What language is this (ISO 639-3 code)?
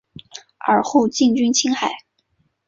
zho